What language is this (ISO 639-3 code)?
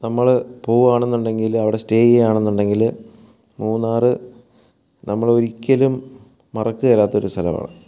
mal